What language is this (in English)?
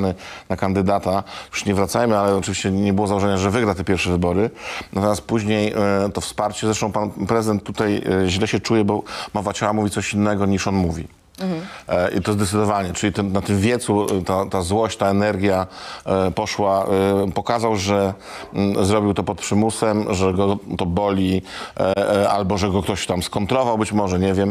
Polish